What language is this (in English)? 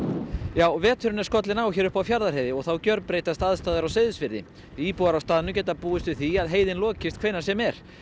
Icelandic